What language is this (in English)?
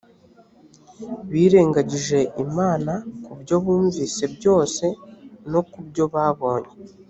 Kinyarwanda